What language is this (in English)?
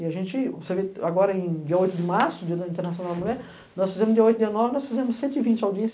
Portuguese